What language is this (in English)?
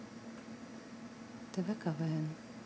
Russian